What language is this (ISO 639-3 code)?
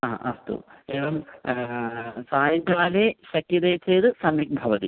san